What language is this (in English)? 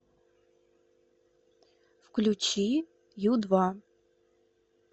Russian